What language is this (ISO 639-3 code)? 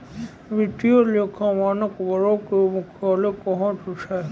mai